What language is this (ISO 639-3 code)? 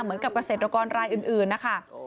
tha